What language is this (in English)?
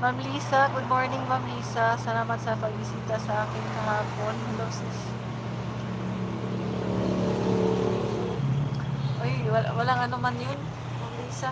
Filipino